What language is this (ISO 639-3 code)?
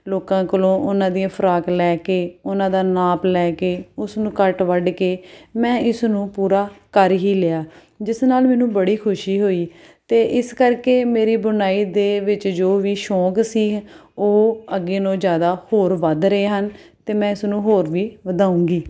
pan